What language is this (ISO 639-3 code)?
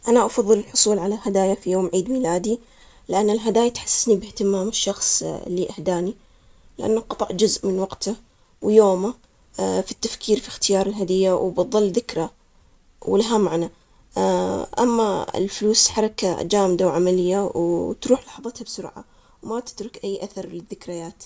acx